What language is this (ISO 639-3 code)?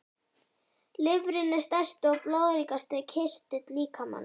isl